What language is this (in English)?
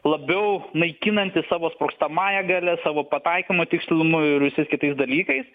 Lithuanian